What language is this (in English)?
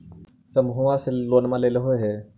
Magahi